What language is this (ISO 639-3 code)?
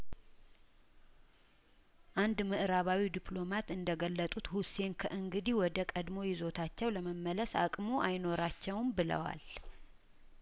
amh